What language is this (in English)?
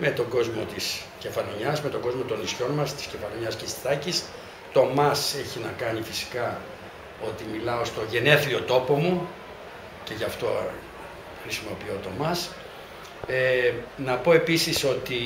Greek